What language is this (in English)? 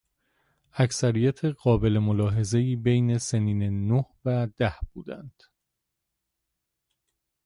Persian